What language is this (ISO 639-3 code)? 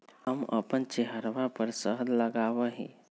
mag